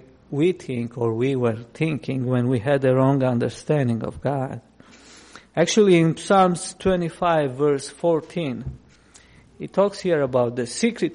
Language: English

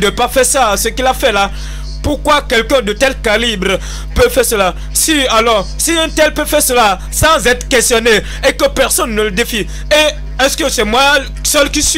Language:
French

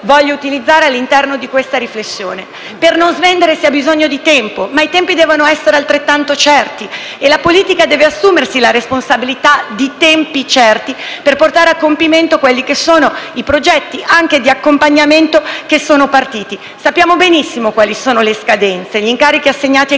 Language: Italian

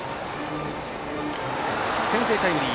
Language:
Japanese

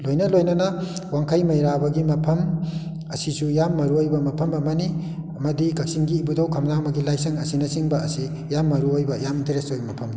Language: Manipuri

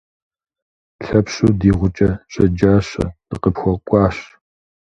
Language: Kabardian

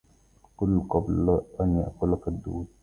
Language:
Arabic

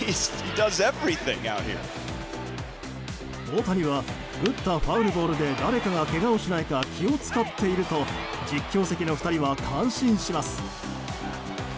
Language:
Japanese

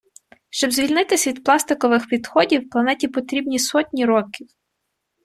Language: Ukrainian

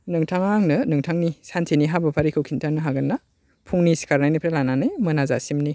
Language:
Bodo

